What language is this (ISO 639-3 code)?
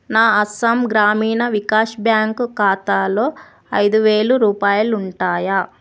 tel